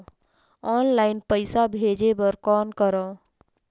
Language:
Chhattisgarhi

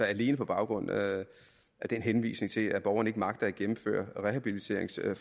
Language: Danish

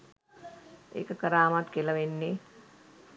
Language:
Sinhala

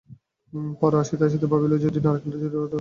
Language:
Bangla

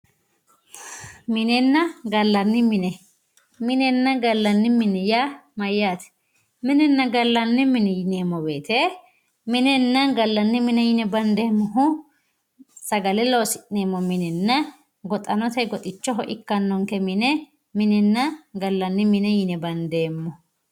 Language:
Sidamo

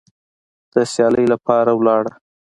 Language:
Pashto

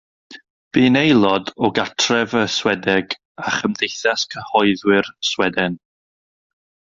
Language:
Welsh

